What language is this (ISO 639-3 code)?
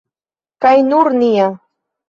epo